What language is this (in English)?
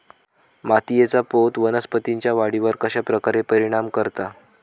Marathi